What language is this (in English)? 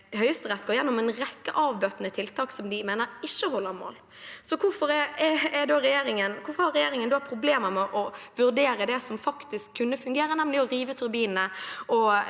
Norwegian